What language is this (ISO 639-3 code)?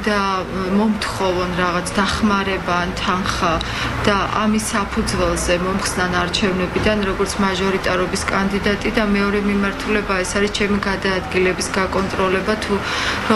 ron